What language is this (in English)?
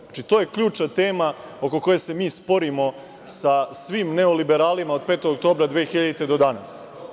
Serbian